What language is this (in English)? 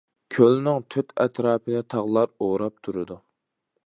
Uyghur